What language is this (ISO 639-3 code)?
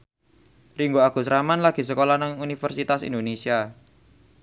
jav